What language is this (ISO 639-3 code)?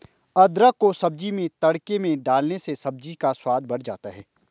hin